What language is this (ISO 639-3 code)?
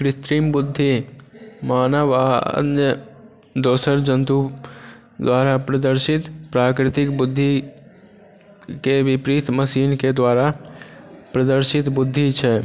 mai